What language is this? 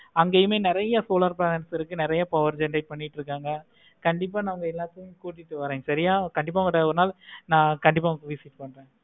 Tamil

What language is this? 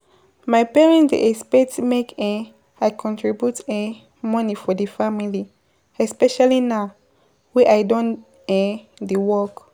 Nigerian Pidgin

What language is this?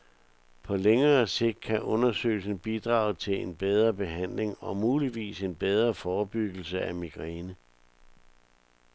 Danish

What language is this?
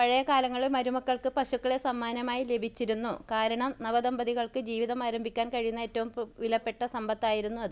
Malayalam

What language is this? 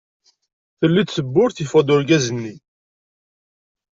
Kabyle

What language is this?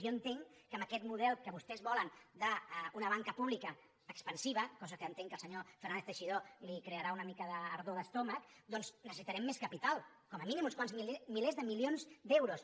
Catalan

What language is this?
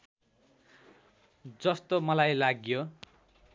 Nepali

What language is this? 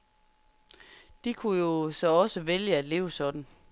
Danish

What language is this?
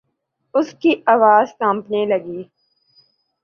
Urdu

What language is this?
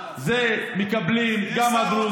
Hebrew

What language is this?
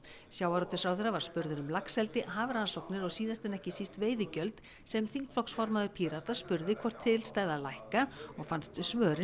Icelandic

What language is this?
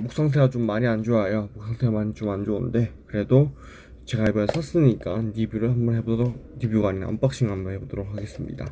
Korean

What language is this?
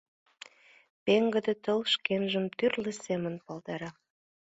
Mari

